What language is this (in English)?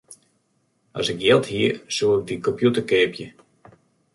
Western Frisian